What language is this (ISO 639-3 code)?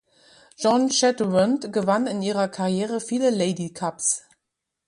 deu